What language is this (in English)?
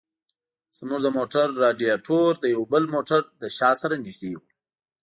Pashto